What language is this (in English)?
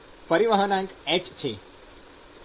Gujarati